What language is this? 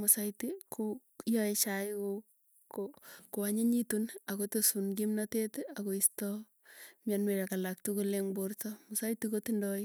Tugen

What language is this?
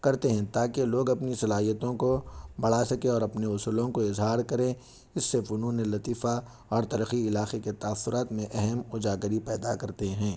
Urdu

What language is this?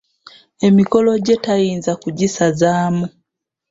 Ganda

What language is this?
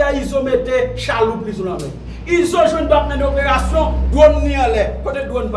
French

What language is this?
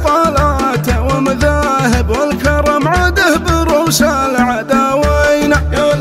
Arabic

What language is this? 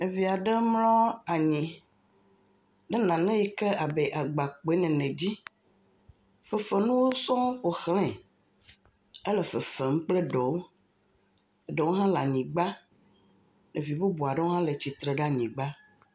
Ewe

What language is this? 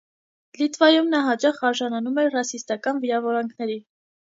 Armenian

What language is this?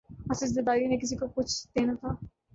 Urdu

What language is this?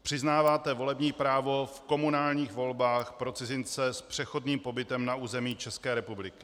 Czech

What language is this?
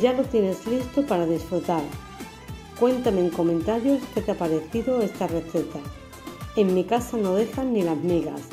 Spanish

